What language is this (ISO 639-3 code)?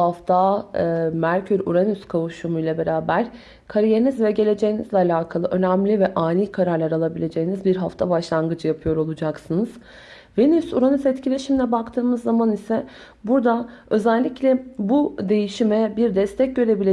tur